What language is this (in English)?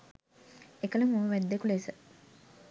Sinhala